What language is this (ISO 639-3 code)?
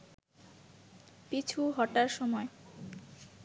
ben